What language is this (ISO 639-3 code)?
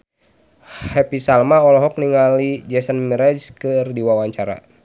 sun